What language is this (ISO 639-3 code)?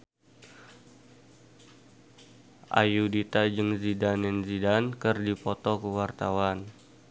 sun